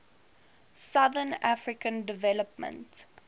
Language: English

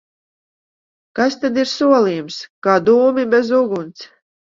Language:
Latvian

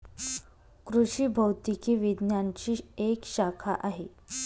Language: Marathi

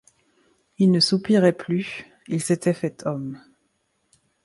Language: French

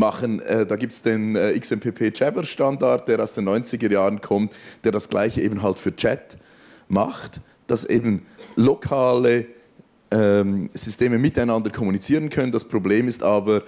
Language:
German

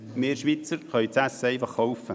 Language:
Swiss German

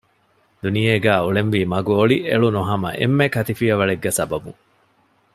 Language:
Divehi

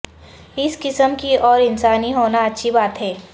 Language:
Urdu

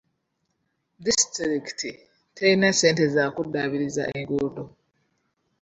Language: Ganda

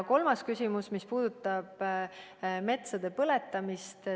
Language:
Estonian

